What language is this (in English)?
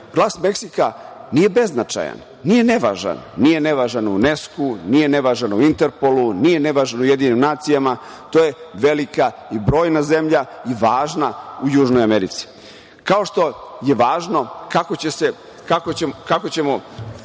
Serbian